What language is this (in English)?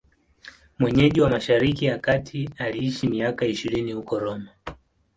Swahili